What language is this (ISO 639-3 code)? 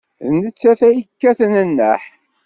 kab